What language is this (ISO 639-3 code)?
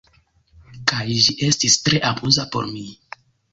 epo